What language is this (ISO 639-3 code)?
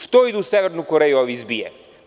srp